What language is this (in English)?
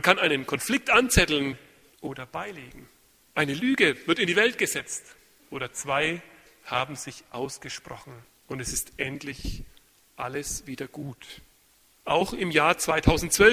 German